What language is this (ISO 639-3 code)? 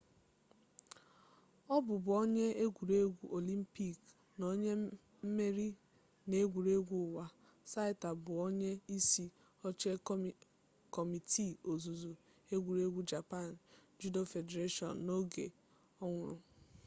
ibo